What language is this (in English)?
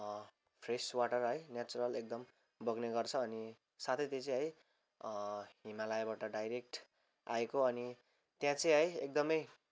Nepali